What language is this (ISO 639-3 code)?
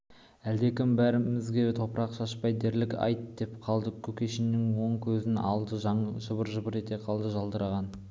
kaz